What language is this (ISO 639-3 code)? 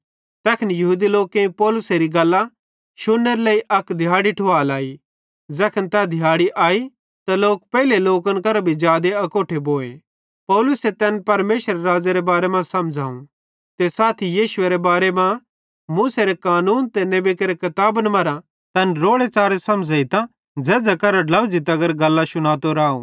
bhd